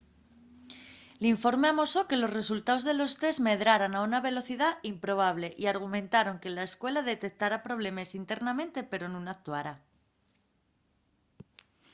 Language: Asturian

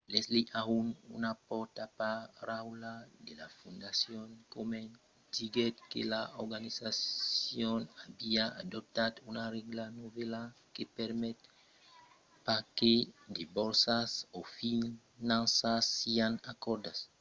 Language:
Occitan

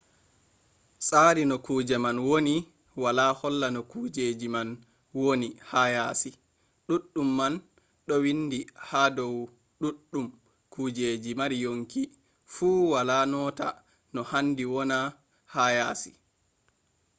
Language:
Fula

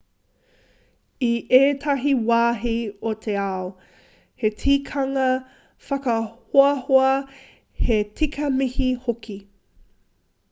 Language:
Māori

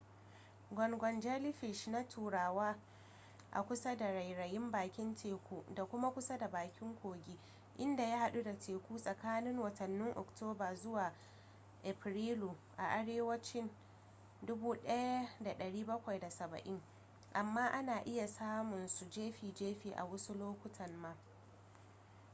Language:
Hausa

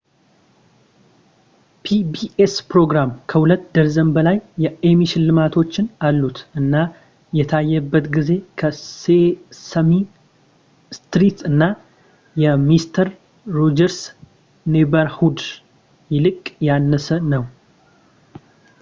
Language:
Amharic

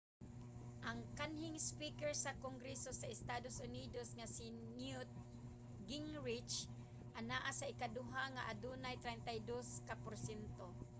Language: Cebuano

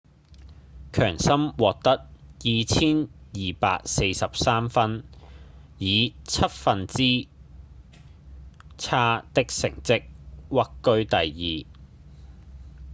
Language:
Cantonese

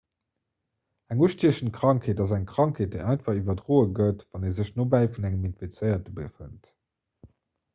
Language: Luxembourgish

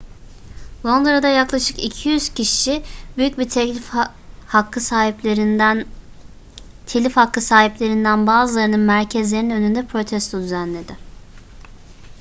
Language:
Turkish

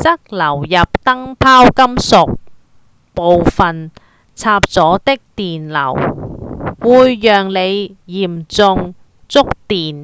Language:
Cantonese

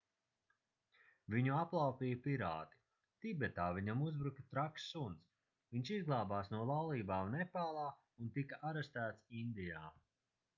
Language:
Latvian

